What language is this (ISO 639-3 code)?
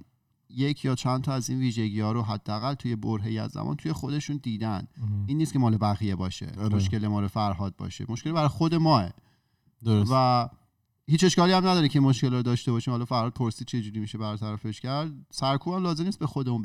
fas